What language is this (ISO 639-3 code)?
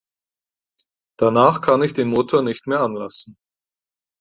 deu